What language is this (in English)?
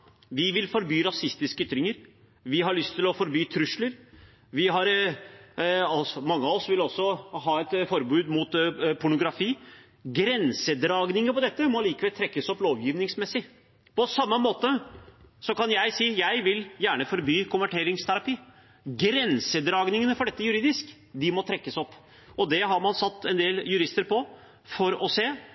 Norwegian Bokmål